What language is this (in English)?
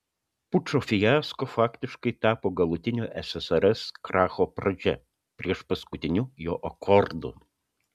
Lithuanian